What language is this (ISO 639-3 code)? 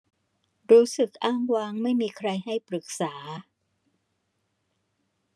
tha